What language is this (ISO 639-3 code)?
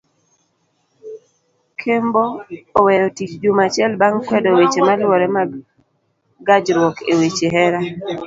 luo